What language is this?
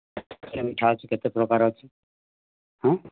Odia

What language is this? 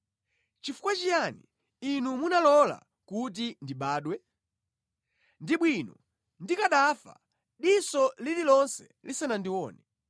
Nyanja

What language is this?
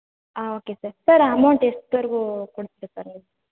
Kannada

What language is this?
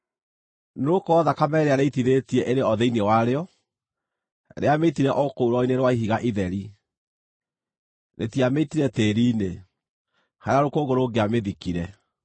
Kikuyu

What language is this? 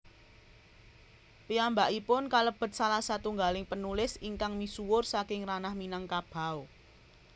Javanese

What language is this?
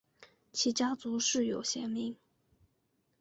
Chinese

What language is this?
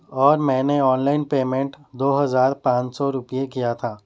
Urdu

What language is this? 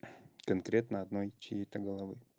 Russian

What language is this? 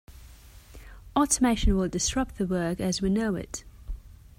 English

